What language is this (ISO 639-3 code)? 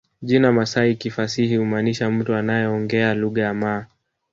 swa